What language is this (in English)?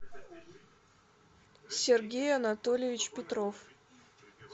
Russian